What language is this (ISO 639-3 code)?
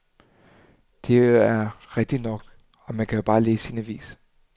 dan